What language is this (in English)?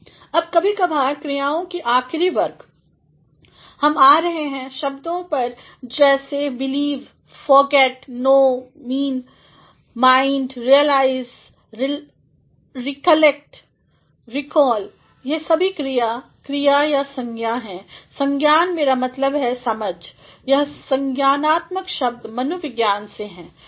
Hindi